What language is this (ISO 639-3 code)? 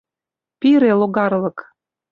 chm